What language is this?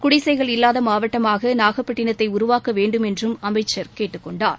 Tamil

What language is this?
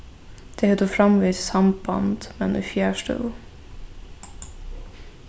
Faroese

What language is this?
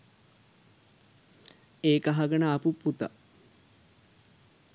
Sinhala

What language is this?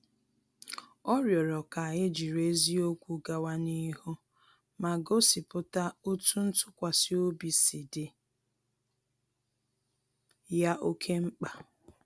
Igbo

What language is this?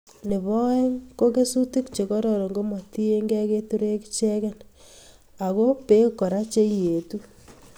Kalenjin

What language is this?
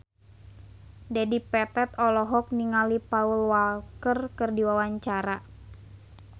Sundanese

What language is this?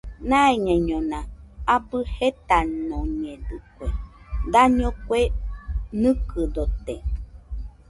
Nüpode Huitoto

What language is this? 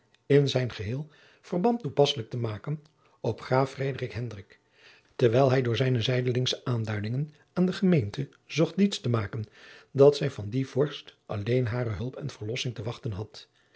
Dutch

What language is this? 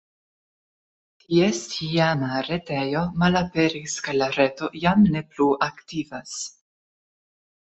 Esperanto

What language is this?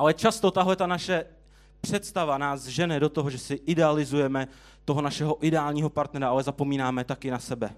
Czech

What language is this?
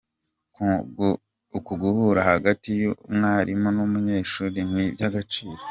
Kinyarwanda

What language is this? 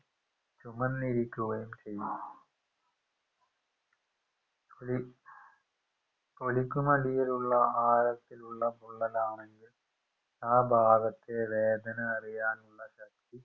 Malayalam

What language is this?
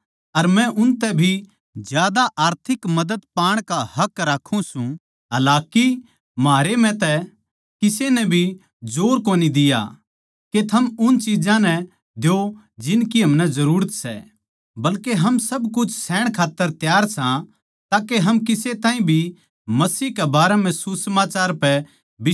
Haryanvi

